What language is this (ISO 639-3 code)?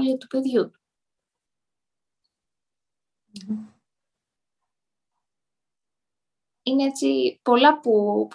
ell